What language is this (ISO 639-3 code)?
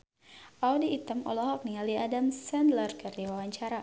sun